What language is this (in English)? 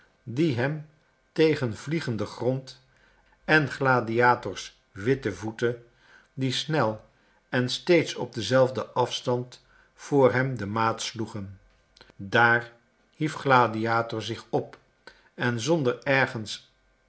Dutch